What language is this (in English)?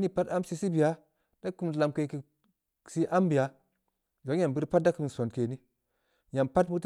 Samba Leko